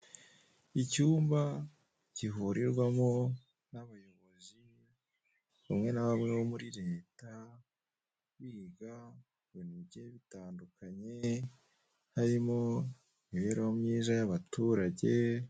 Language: Kinyarwanda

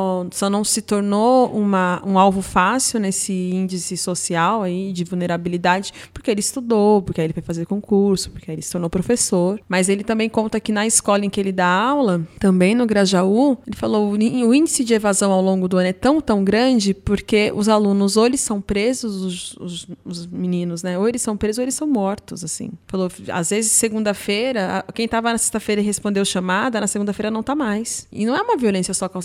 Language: Portuguese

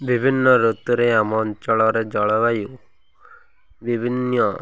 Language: Odia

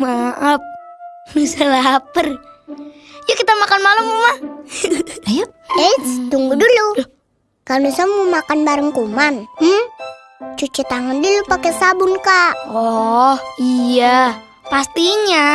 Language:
Indonesian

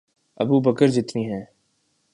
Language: Urdu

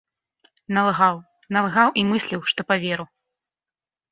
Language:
Belarusian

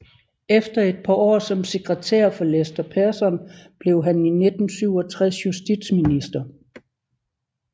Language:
Danish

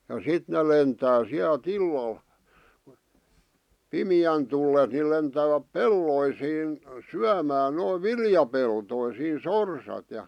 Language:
Finnish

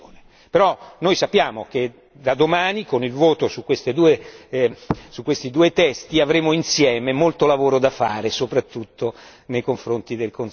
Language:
Italian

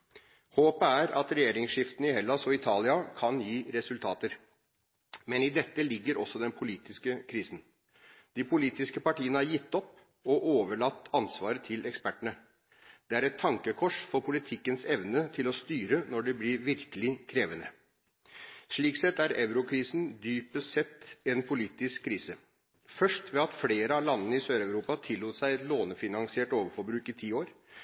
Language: Norwegian Bokmål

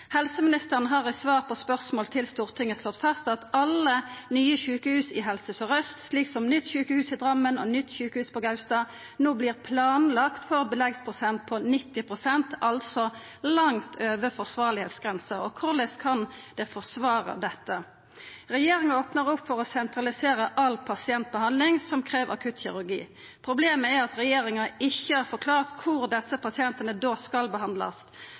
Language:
Norwegian Nynorsk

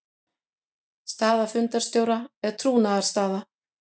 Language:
Icelandic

